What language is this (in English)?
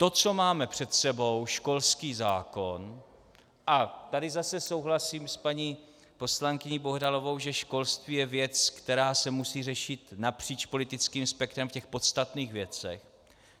Czech